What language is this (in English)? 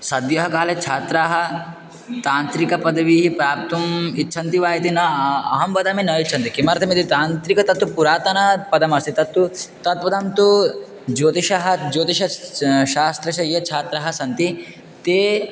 Sanskrit